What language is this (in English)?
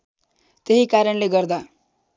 Nepali